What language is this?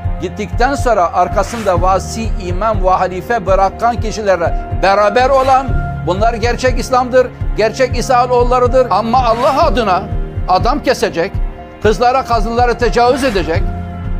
Turkish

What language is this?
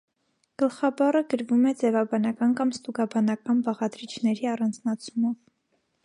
Armenian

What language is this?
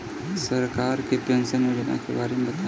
Bhojpuri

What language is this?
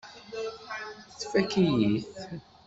Kabyle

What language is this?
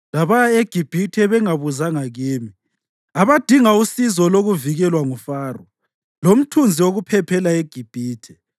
North Ndebele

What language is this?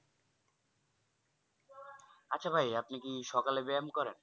Bangla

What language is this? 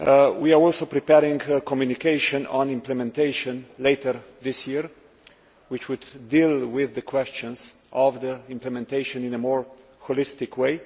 English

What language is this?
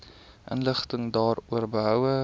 Afrikaans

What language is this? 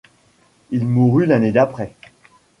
French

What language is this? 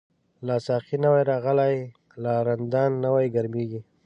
Pashto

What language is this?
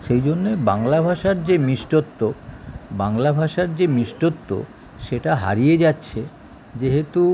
Bangla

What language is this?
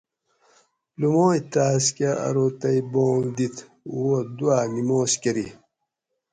Gawri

